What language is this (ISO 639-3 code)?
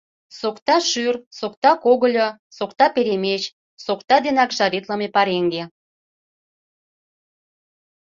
chm